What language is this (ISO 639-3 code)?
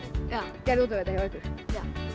isl